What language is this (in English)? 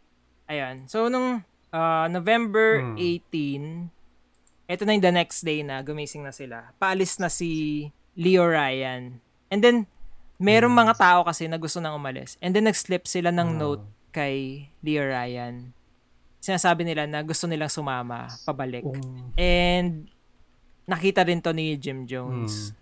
Filipino